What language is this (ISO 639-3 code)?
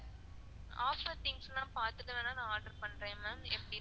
tam